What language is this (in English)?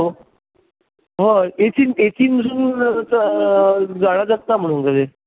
Konkani